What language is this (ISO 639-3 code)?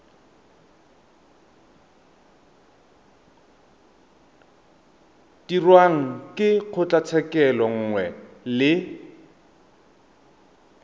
tsn